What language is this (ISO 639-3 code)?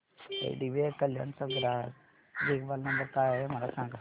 mar